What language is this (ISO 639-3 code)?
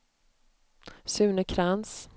swe